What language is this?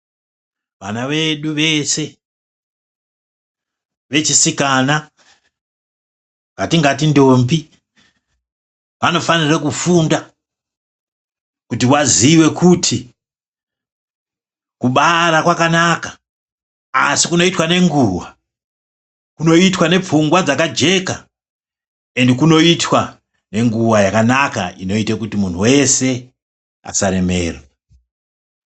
Ndau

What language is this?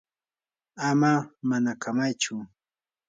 Yanahuanca Pasco Quechua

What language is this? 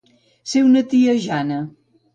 Catalan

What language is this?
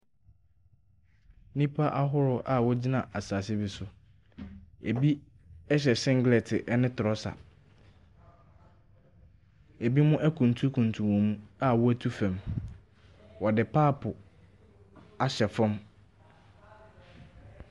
Akan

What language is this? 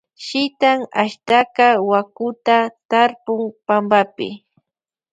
Loja Highland Quichua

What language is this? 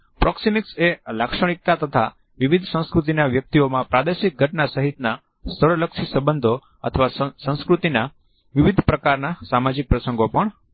Gujarati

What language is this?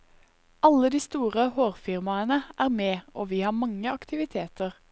Norwegian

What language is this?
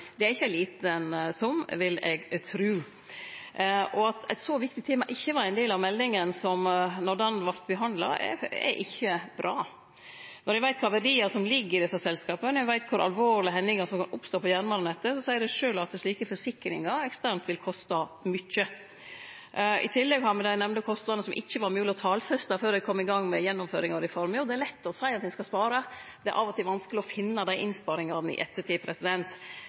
Norwegian Nynorsk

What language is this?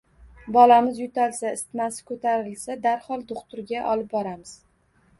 Uzbek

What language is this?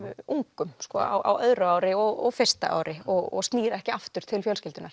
Icelandic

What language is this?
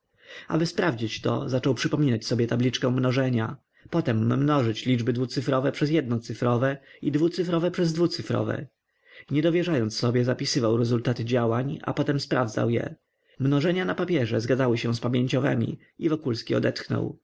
Polish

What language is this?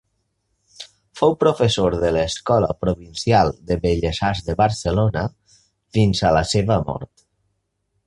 Catalan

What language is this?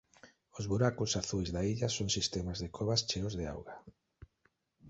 Galician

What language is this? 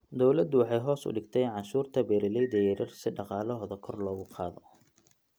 Somali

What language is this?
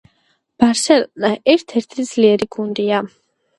Georgian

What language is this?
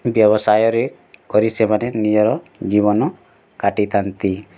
Odia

